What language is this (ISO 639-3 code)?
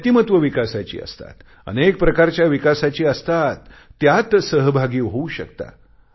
mar